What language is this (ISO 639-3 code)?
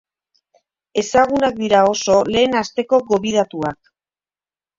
eus